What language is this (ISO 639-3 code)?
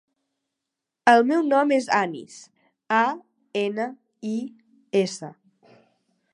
cat